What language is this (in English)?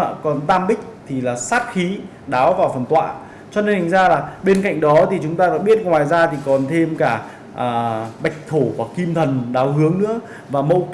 Vietnamese